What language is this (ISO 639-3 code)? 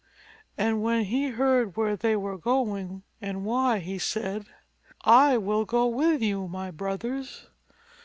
eng